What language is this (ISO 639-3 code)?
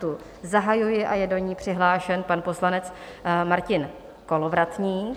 ces